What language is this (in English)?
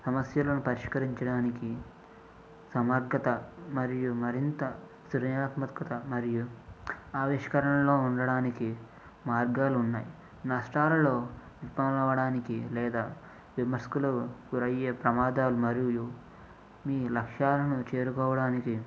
Telugu